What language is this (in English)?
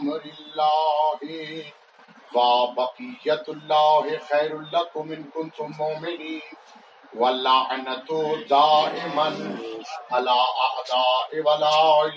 Urdu